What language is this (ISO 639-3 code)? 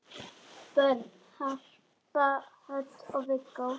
isl